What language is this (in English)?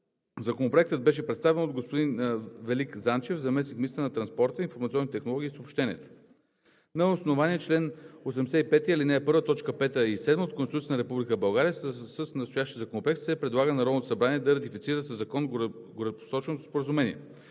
Bulgarian